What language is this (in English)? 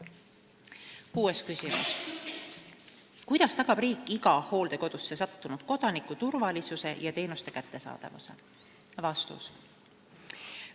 Estonian